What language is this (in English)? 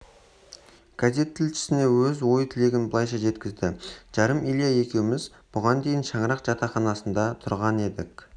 Kazakh